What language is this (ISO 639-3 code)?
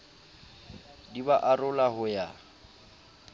sot